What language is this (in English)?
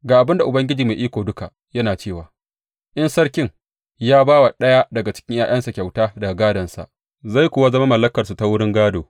Hausa